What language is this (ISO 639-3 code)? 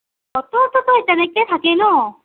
asm